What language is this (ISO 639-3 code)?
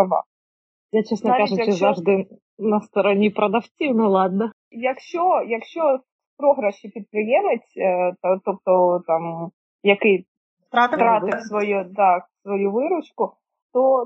ukr